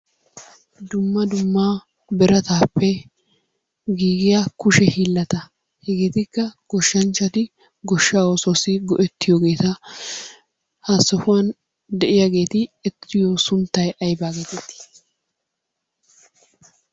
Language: Wolaytta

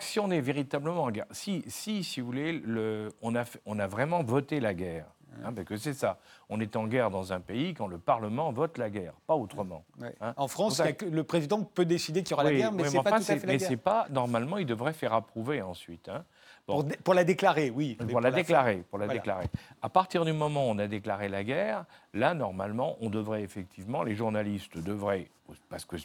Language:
French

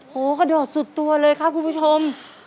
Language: Thai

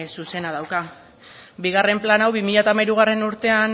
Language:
Basque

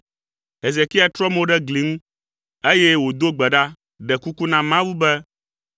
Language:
Ewe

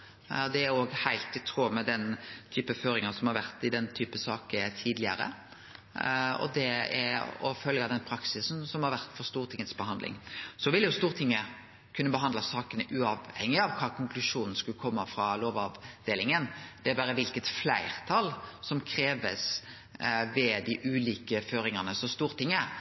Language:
Norwegian Nynorsk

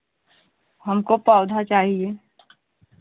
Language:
Hindi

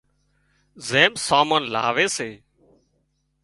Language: Wadiyara Koli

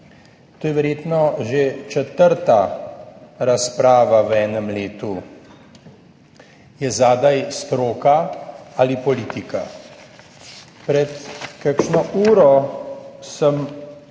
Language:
Slovenian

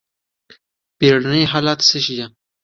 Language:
Pashto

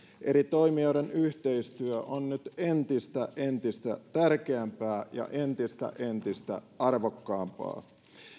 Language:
Finnish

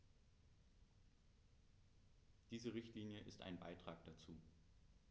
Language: German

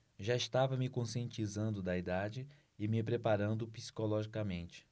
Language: Portuguese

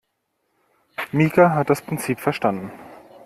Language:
German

